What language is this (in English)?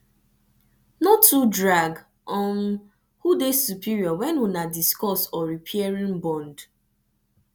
Nigerian Pidgin